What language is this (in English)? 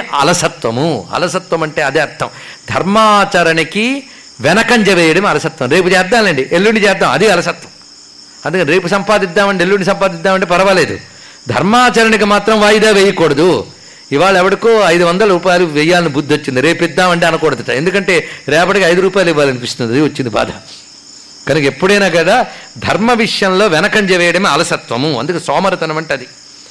Telugu